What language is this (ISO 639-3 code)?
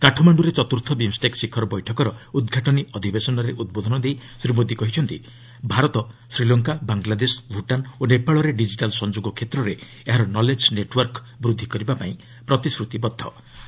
ori